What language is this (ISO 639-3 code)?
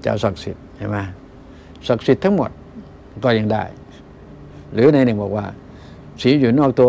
tha